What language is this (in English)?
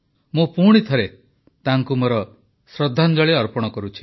Odia